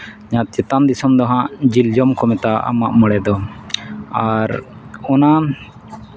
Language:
Santali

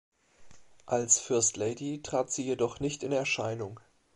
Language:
German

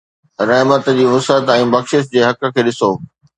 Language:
Sindhi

